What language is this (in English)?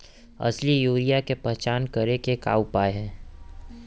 Chhattisgarhi